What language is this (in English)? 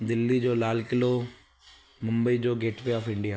Sindhi